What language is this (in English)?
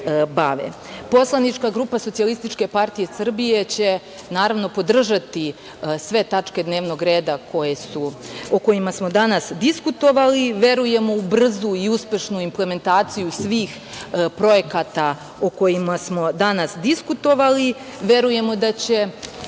Serbian